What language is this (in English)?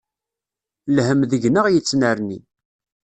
Kabyle